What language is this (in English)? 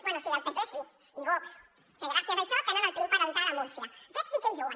Catalan